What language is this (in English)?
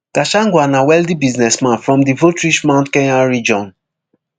Nigerian Pidgin